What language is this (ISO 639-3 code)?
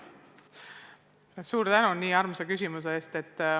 est